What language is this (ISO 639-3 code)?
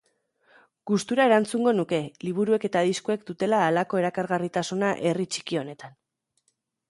eus